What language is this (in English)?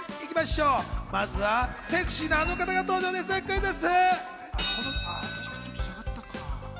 Japanese